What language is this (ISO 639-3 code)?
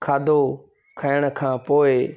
snd